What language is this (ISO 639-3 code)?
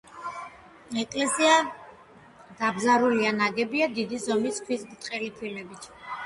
kat